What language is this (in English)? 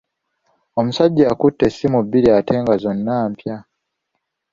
Ganda